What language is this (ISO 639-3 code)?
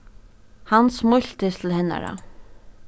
fao